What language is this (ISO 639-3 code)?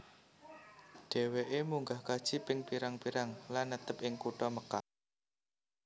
jav